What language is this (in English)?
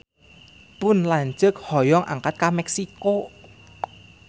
Sundanese